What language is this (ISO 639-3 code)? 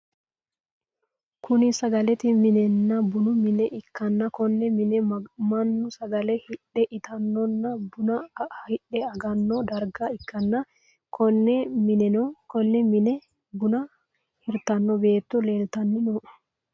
sid